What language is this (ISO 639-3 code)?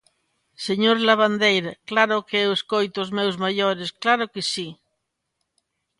glg